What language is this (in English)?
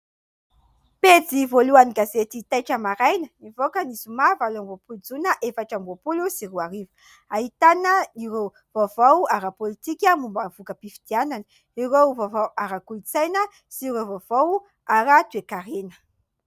Malagasy